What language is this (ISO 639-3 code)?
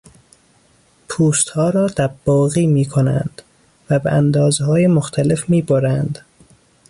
fas